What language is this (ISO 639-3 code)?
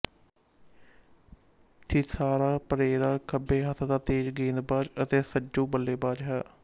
pan